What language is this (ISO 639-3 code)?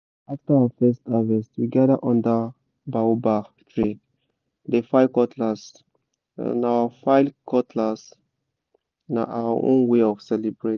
pcm